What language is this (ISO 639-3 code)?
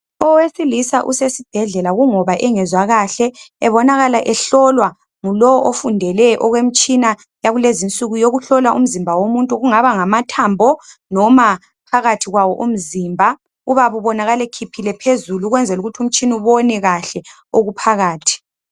nde